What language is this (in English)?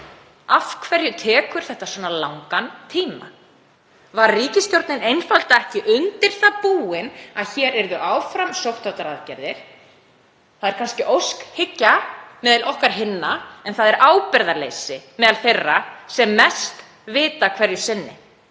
Icelandic